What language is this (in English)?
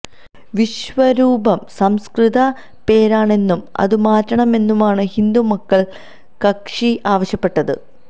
Malayalam